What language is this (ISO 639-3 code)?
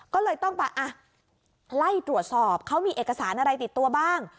tha